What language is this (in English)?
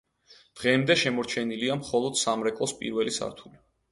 Georgian